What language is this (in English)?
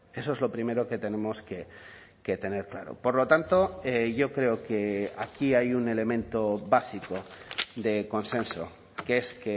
Spanish